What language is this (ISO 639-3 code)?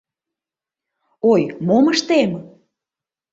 chm